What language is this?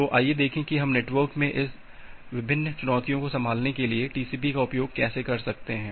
Hindi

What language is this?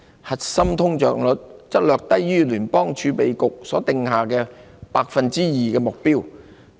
Cantonese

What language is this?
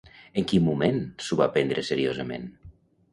Catalan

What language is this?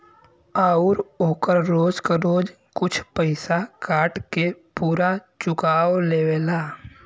Bhojpuri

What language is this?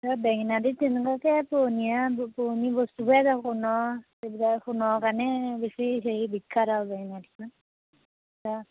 Assamese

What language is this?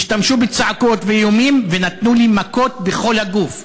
Hebrew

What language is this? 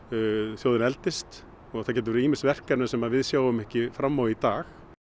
Icelandic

